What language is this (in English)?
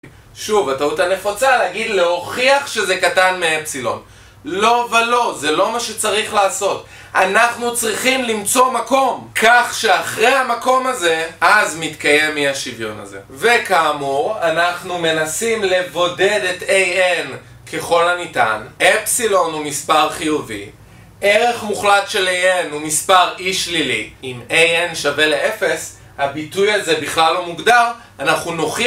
Hebrew